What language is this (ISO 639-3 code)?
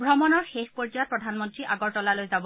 asm